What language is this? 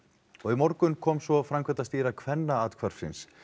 Icelandic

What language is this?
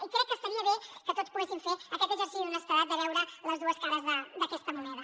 Catalan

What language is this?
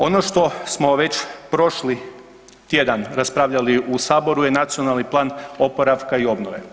Croatian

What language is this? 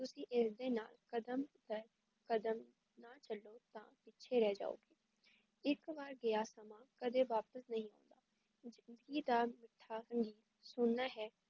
Punjabi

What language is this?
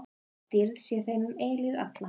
Icelandic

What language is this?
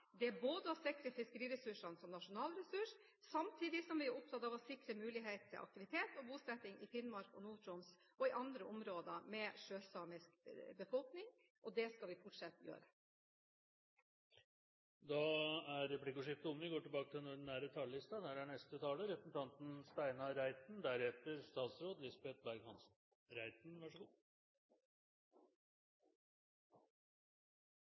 Norwegian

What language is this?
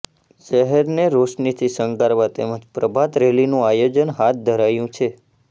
Gujarati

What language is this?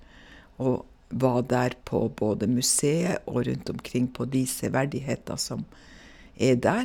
Norwegian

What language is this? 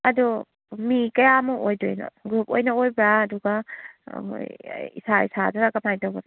Manipuri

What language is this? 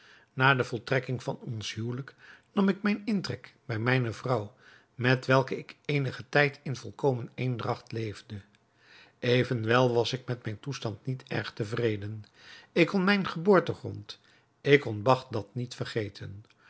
Dutch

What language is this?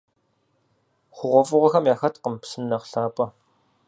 Kabardian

